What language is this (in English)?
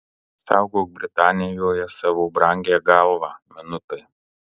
Lithuanian